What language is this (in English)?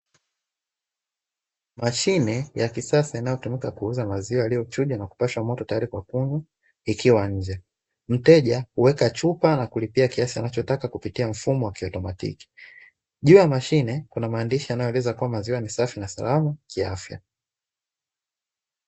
Swahili